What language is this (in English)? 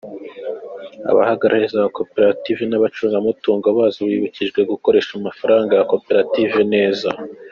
Kinyarwanda